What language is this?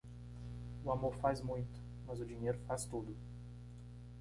Portuguese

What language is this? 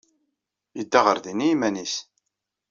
Kabyle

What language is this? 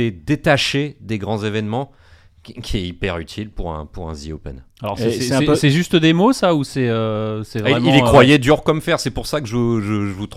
French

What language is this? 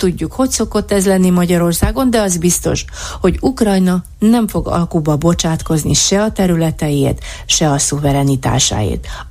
Hungarian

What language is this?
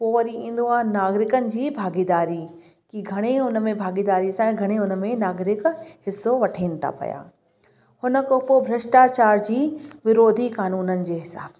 Sindhi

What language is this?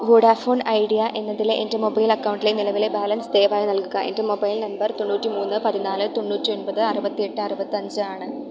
Malayalam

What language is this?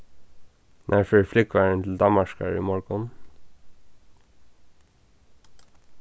Faroese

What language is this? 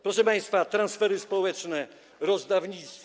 Polish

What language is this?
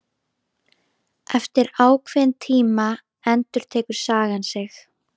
Icelandic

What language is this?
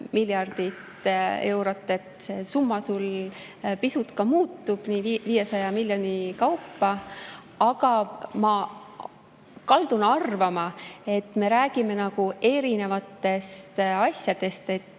Estonian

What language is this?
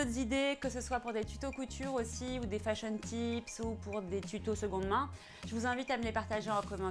French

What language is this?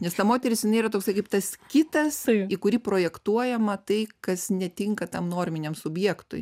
Lithuanian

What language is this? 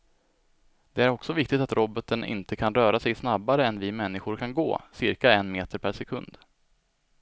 Swedish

